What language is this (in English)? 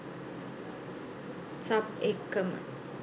Sinhala